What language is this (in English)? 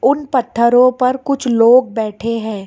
Hindi